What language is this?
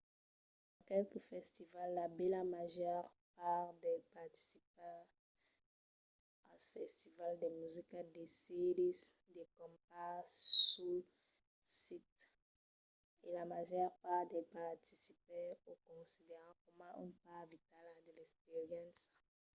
Occitan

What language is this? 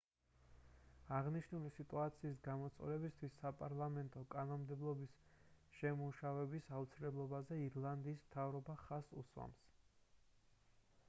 Georgian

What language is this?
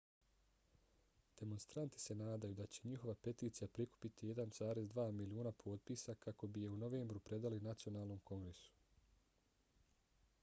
Bosnian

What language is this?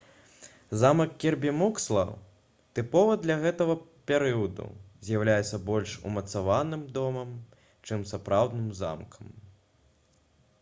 Belarusian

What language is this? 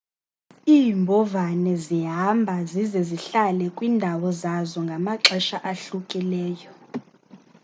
Xhosa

